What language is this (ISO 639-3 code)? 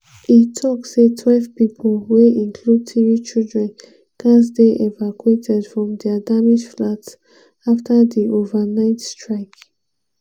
pcm